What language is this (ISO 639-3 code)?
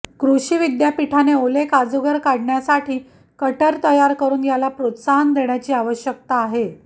mar